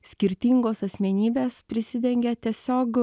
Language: Lithuanian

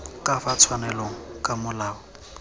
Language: Tswana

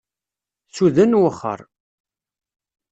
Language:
Kabyle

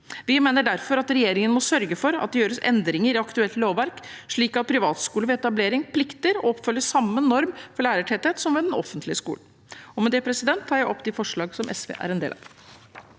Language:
Norwegian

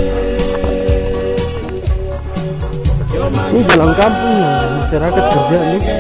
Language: Indonesian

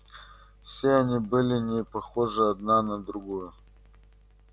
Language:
Russian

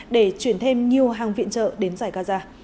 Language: Vietnamese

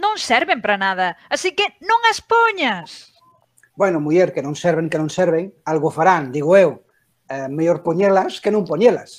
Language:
Spanish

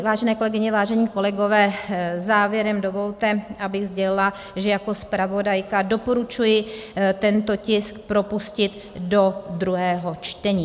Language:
Czech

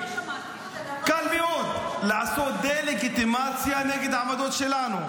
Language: Hebrew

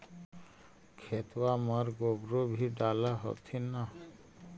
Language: Magahi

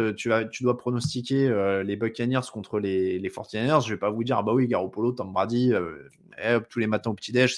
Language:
French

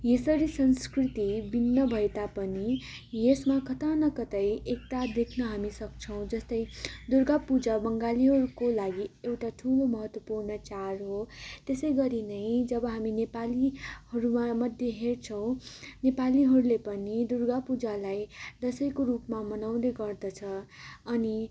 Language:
Nepali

